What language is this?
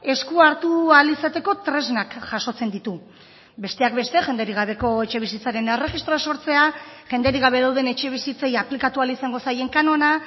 Basque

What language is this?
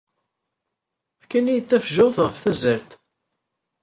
Kabyle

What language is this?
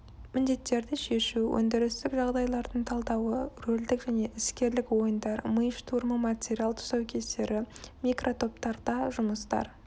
Kazakh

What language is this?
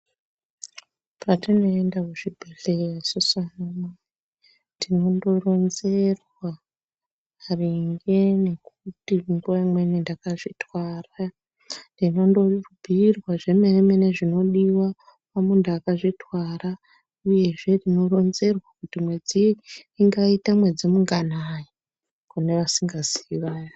Ndau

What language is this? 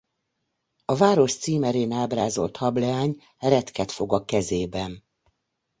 Hungarian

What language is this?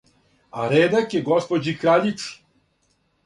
Serbian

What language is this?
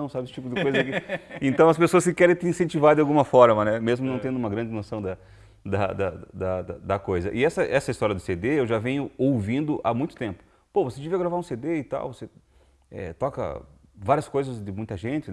Portuguese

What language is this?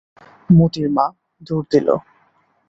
Bangla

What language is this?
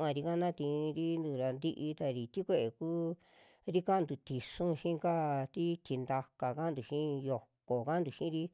Western Juxtlahuaca Mixtec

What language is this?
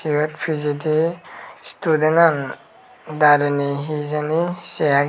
Chakma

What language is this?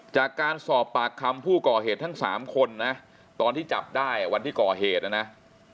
Thai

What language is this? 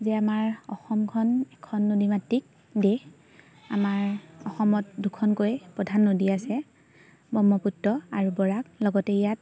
Assamese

